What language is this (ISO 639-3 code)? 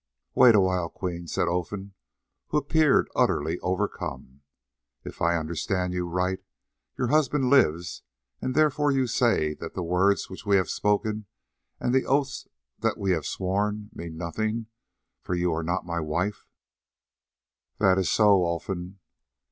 eng